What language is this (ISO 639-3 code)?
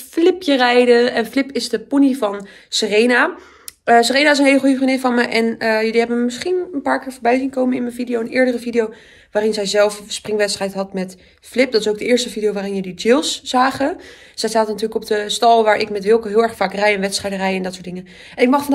nld